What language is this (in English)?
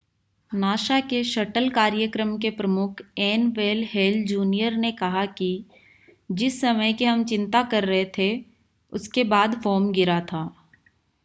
Hindi